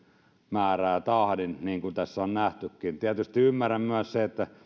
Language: Finnish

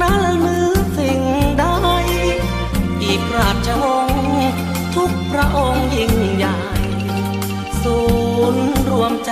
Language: Thai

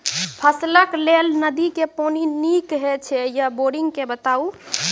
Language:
Maithili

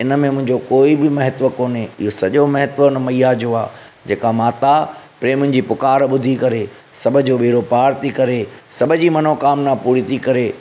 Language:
Sindhi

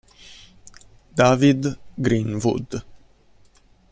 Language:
Italian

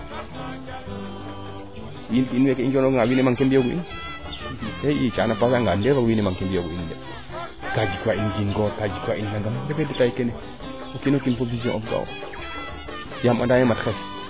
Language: Serer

